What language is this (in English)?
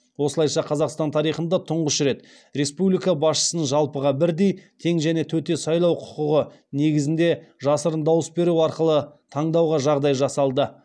Kazakh